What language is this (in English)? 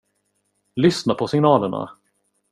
Swedish